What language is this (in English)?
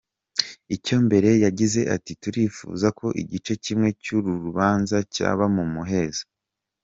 Kinyarwanda